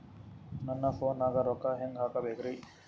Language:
Kannada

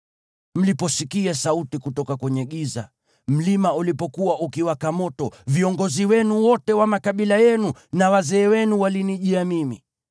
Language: Swahili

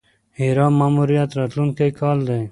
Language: Pashto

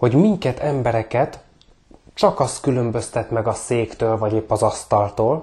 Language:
Hungarian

